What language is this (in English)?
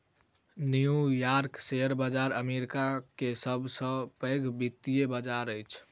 Maithili